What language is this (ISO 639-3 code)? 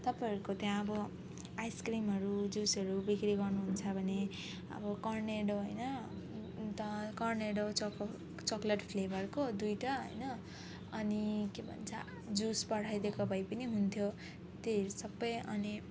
nep